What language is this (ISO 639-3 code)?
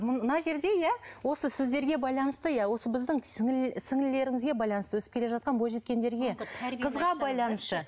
kaz